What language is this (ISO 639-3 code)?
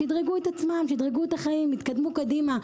heb